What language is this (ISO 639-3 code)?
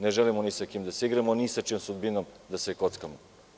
srp